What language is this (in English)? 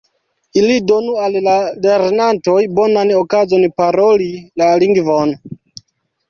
Esperanto